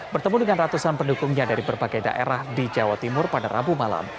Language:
Indonesian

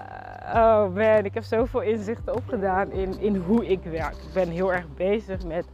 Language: Dutch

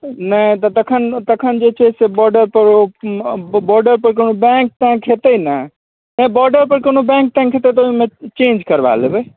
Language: Maithili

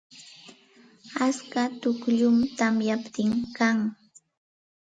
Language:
Santa Ana de Tusi Pasco Quechua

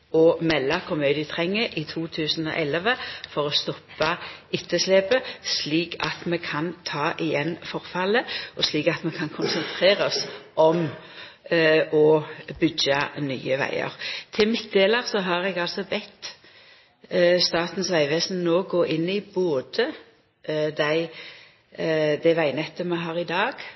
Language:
Norwegian Nynorsk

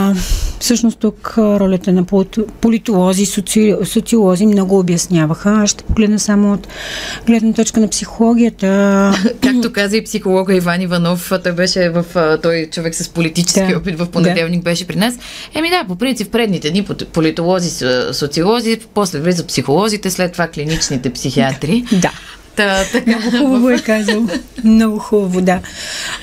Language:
Bulgarian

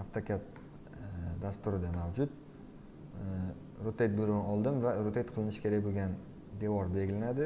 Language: Turkish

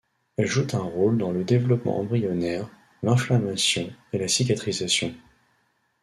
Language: French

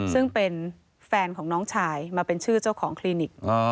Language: Thai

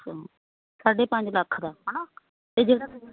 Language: Punjabi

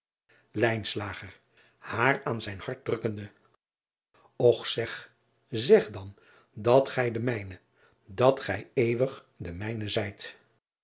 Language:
Dutch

